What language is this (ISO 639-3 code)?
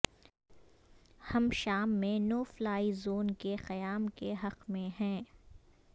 urd